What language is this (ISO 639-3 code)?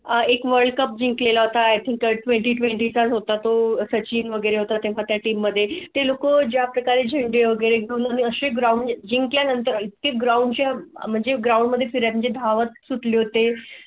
mar